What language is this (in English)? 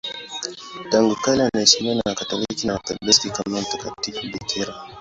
Swahili